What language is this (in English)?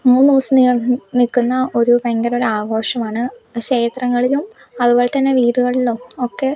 Malayalam